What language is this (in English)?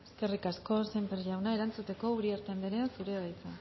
Basque